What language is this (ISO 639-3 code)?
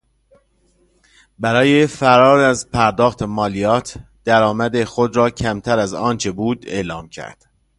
fas